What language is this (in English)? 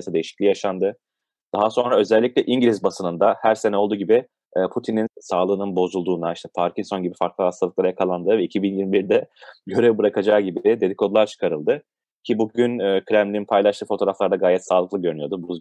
Turkish